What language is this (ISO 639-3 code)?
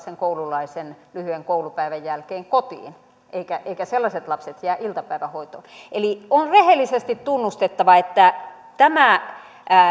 fin